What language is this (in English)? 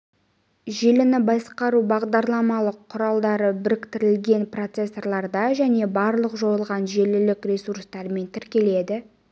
Kazakh